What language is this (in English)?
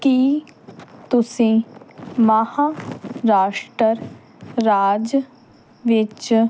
Punjabi